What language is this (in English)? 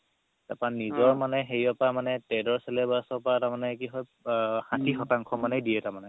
Assamese